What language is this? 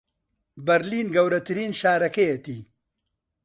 Central Kurdish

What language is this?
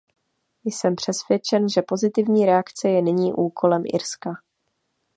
Czech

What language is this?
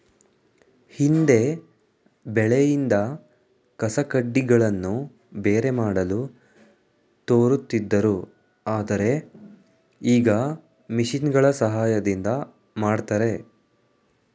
Kannada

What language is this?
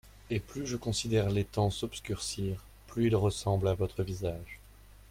French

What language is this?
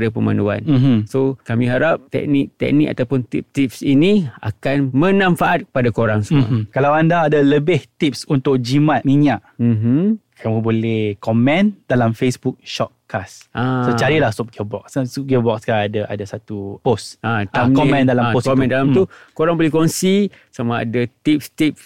Malay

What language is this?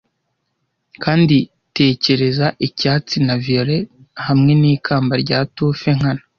Kinyarwanda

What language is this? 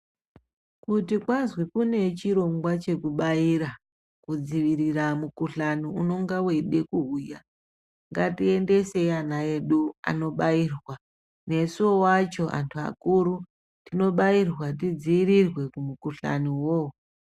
Ndau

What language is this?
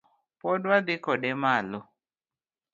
Luo (Kenya and Tanzania)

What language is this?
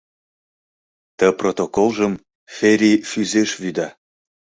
Mari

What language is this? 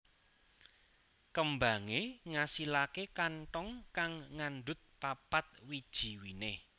Javanese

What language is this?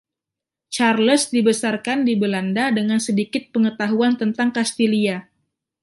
Indonesian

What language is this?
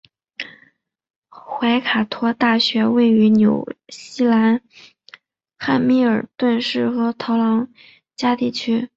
Chinese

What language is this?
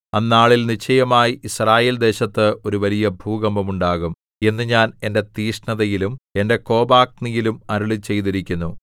Malayalam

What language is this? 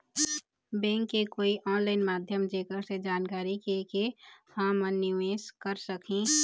Chhattisgarhi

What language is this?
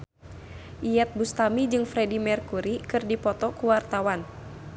Sundanese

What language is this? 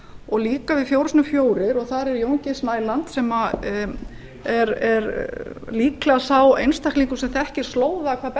Icelandic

